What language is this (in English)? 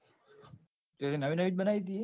Gujarati